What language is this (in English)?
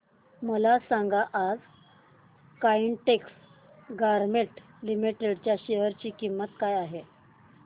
Marathi